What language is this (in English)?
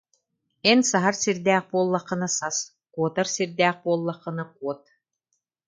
Yakut